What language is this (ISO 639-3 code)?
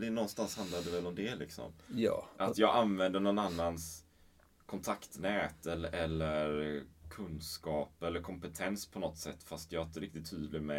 swe